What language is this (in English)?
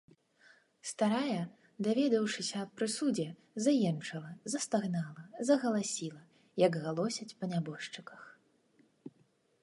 Belarusian